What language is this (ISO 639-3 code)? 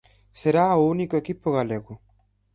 glg